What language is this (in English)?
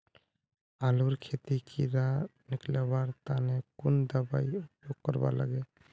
Magahi